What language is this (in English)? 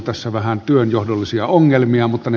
Finnish